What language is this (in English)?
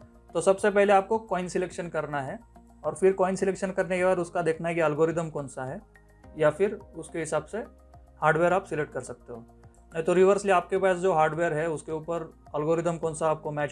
Hindi